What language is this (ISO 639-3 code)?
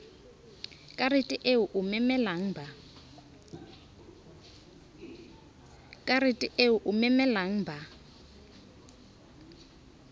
sot